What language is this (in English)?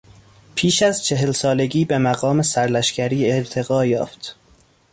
Persian